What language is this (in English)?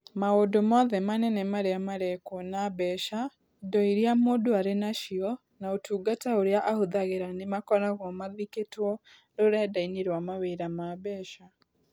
Kikuyu